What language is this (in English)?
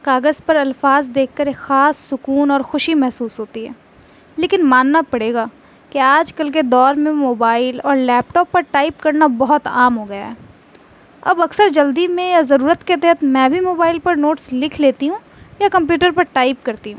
Urdu